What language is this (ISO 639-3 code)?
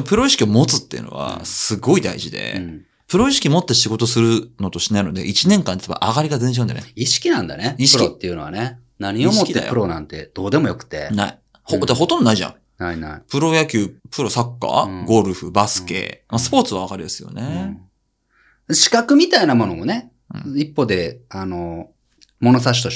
jpn